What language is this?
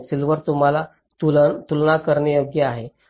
Marathi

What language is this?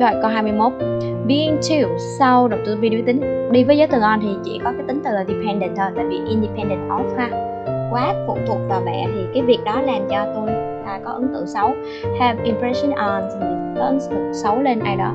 Vietnamese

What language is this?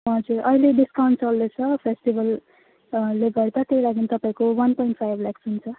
Nepali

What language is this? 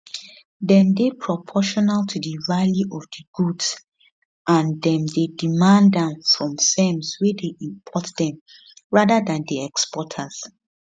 Nigerian Pidgin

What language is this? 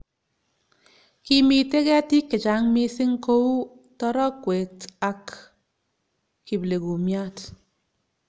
Kalenjin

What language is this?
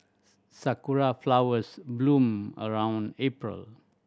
English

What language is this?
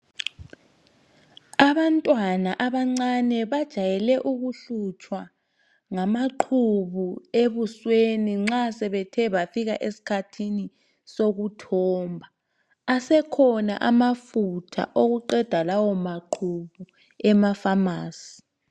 North Ndebele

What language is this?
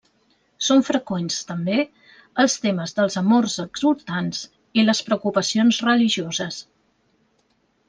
Catalan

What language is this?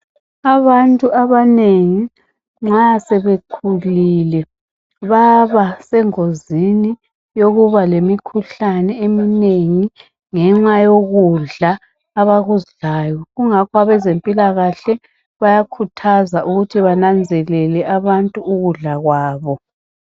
North Ndebele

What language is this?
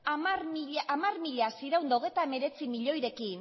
Basque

